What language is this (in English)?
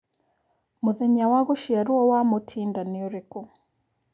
Kikuyu